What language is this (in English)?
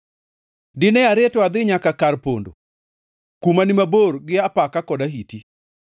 Luo (Kenya and Tanzania)